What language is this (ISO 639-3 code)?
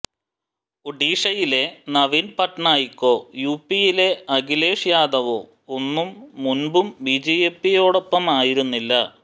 mal